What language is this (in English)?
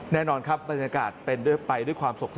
Thai